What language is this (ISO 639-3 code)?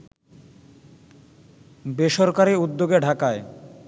ben